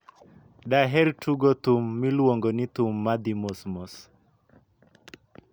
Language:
Luo (Kenya and Tanzania)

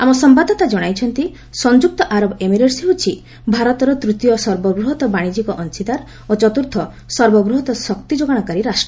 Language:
Odia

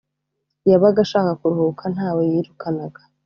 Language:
Kinyarwanda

